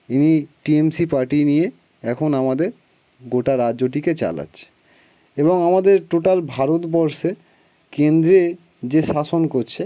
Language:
Bangla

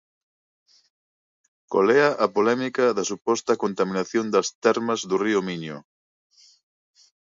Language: Galician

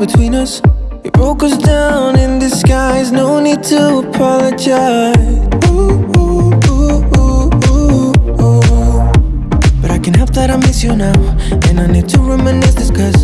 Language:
English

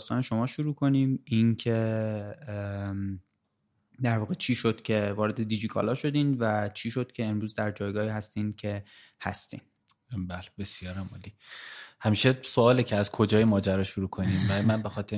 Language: Persian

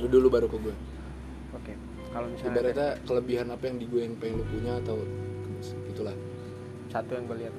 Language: Indonesian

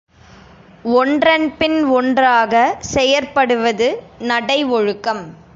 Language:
Tamil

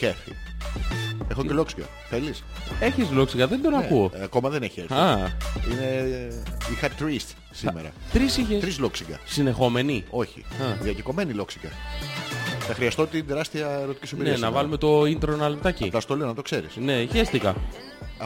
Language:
Greek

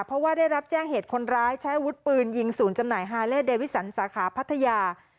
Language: Thai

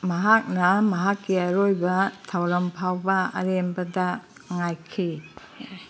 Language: Manipuri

